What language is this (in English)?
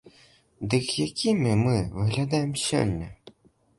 Belarusian